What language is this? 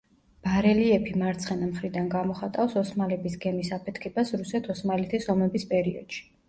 Georgian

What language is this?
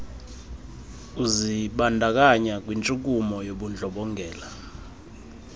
Xhosa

